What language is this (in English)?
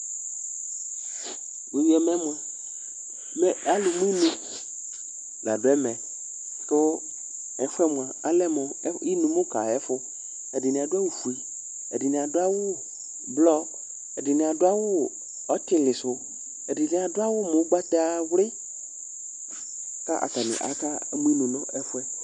Ikposo